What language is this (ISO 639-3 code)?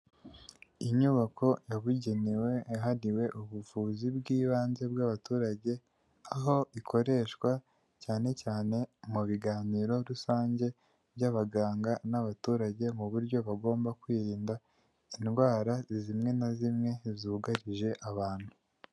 kin